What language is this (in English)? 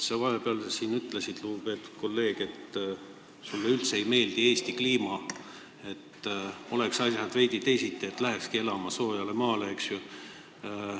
Estonian